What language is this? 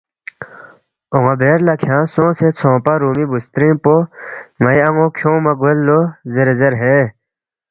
Balti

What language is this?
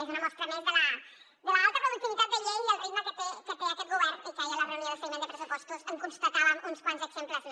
Catalan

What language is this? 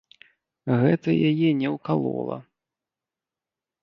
Belarusian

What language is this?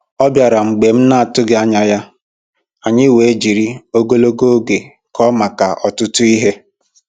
Igbo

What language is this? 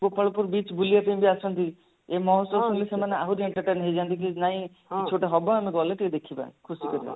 Odia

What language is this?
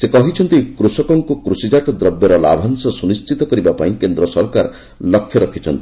Odia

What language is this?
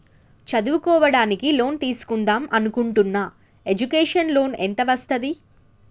Telugu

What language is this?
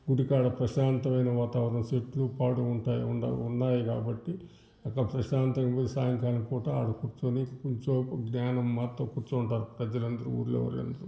Telugu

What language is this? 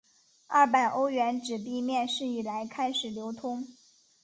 Chinese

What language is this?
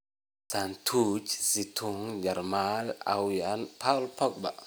Somali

